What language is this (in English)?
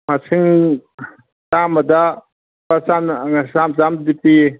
Manipuri